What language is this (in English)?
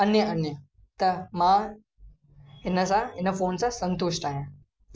Sindhi